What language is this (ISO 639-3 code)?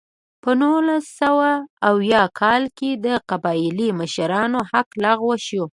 pus